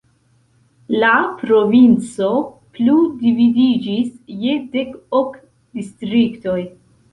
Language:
Esperanto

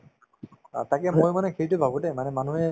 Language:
Assamese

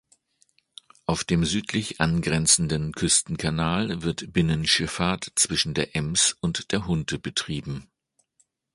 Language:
German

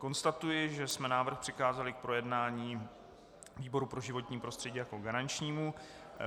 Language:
Czech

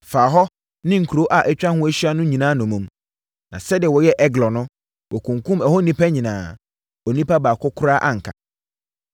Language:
Akan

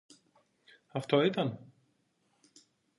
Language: Greek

